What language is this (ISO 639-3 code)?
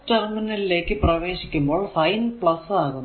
mal